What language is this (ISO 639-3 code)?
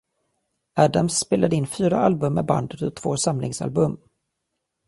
swe